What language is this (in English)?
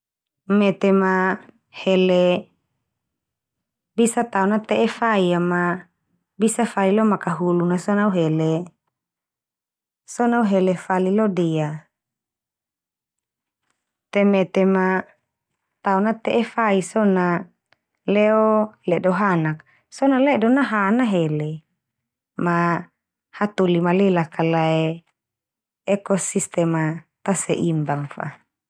Termanu